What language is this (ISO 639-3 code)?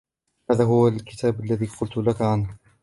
ara